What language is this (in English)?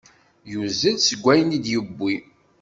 Kabyle